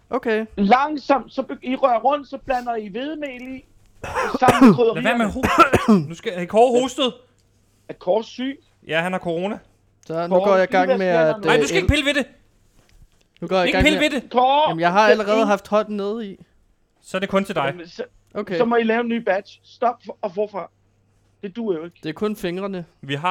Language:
Danish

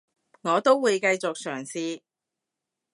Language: Cantonese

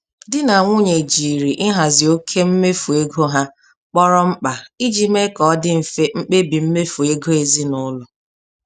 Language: Igbo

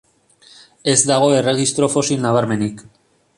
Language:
Basque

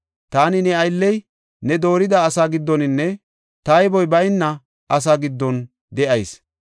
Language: Gofa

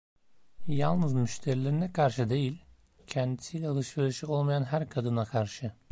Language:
Turkish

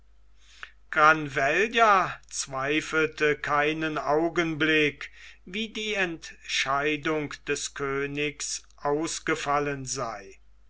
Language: German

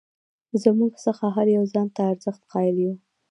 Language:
Pashto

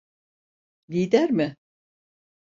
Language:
Turkish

